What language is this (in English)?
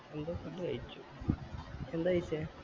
Malayalam